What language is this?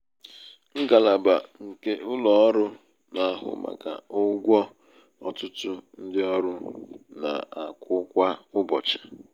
Igbo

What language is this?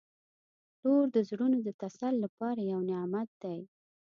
Pashto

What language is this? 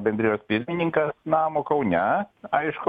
Lithuanian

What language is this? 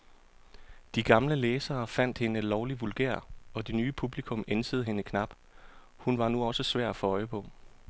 Danish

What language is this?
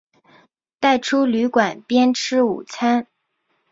Chinese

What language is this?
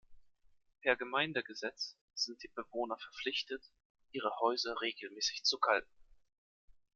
German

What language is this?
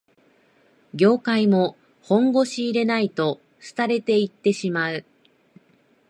Japanese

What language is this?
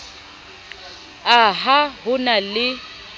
Southern Sotho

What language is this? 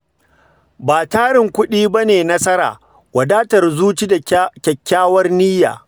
Hausa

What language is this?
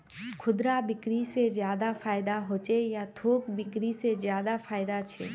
Magahi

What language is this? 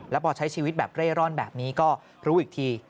Thai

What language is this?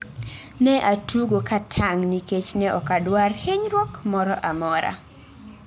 Luo (Kenya and Tanzania)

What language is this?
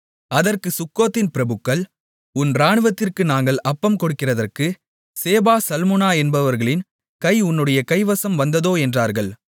Tamil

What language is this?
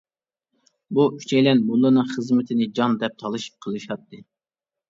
Uyghur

